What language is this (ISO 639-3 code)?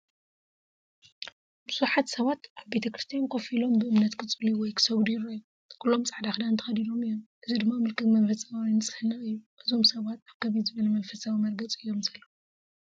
tir